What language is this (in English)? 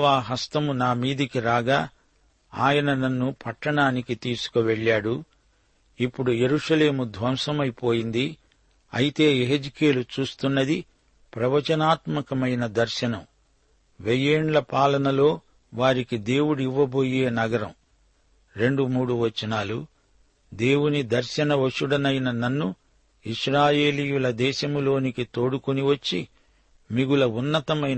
Telugu